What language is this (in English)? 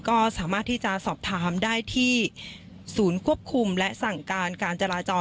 Thai